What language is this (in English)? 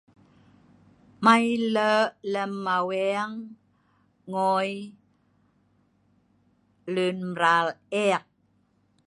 Sa'ban